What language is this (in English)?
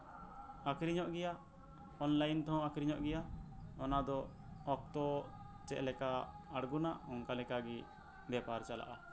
Santali